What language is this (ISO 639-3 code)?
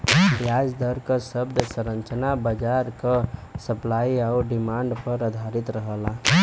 bho